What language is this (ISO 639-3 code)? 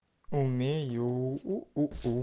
rus